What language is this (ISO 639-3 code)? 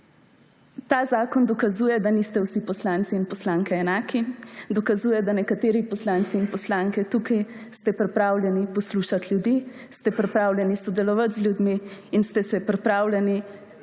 slv